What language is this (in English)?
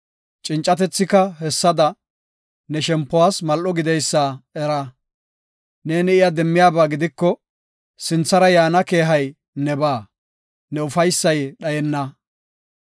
Gofa